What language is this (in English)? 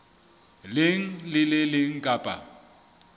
Southern Sotho